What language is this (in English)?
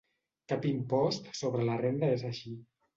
Catalan